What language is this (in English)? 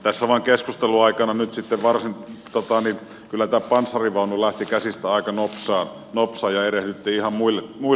Finnish